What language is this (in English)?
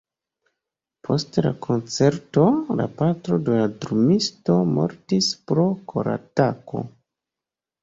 Esperanto